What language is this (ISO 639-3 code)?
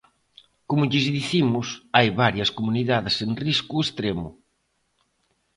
glg